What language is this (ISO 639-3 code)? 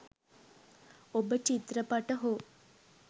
sin